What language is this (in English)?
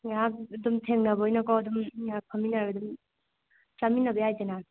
Manipuri